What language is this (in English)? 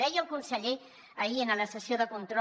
Catalan